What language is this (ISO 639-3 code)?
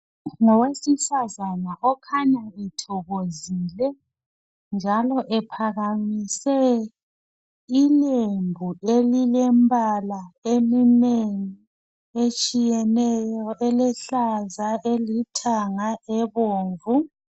nde